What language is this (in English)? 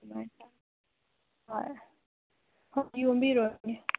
Manipuri